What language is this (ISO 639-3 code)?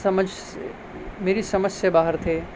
urd